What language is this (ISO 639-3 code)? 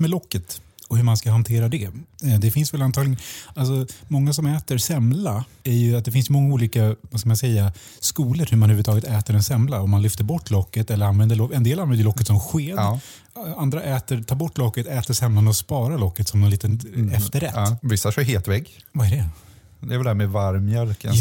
swe